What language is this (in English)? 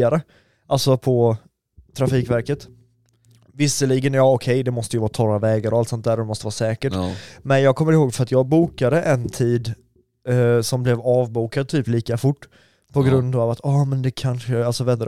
Swedish